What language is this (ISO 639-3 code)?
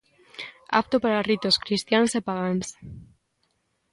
glg